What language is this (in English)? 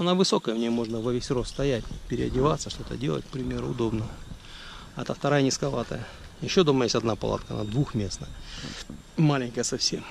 Russian